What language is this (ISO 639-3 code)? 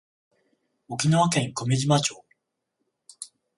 jpn